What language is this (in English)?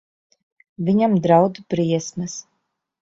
Latvian